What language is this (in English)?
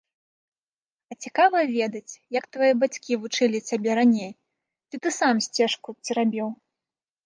Belarusian